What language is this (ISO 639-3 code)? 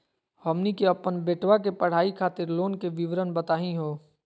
mag